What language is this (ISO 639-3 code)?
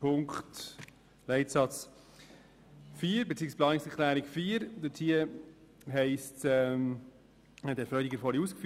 gsw